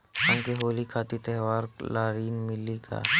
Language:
Bhojpuri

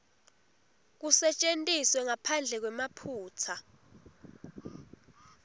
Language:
Swati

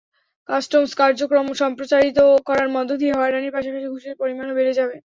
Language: Bangla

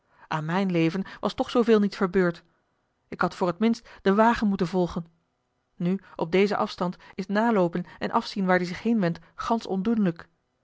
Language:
Dutch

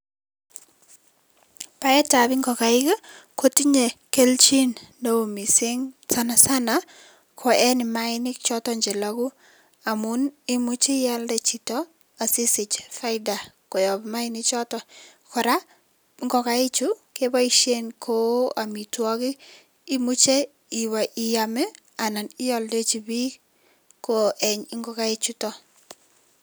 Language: Kalenjin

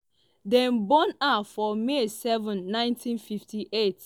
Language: Nigerian Pidgin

